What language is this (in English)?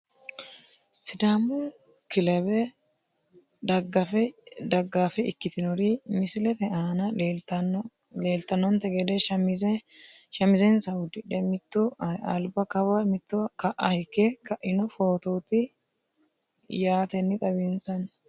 Sidamo